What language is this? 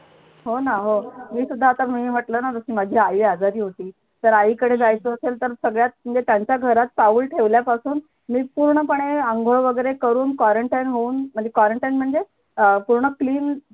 Marathi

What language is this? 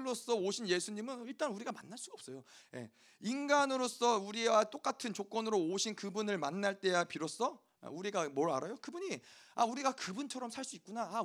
Korean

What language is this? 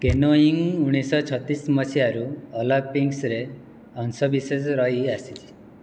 Odia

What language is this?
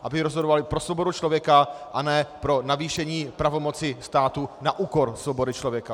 Czech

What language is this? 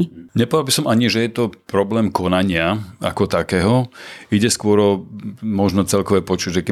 Slovak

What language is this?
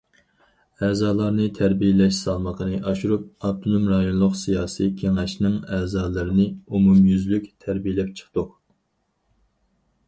Uyghur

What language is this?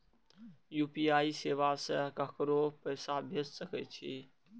Maithili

